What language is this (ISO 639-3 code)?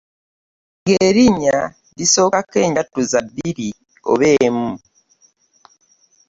lug